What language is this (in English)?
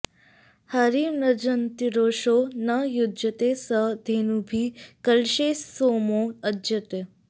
Sanskrit